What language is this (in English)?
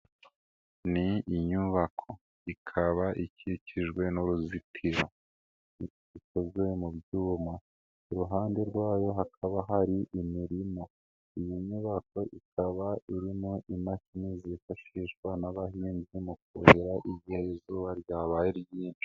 Kinyarwanda